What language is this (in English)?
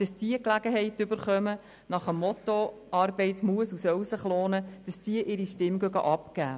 Swiss German